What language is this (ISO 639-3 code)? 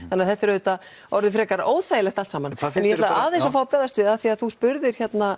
isl